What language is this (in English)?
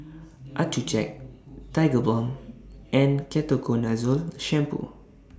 English